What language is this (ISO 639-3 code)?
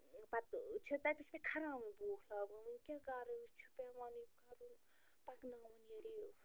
kas